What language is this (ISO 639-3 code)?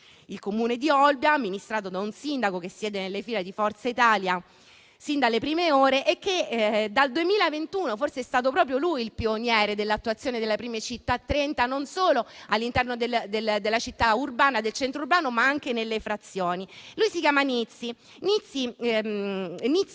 ita